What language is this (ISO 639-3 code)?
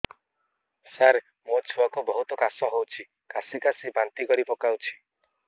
ori